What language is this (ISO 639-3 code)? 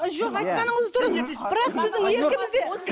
kaz